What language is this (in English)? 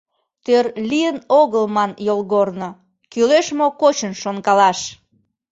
Mari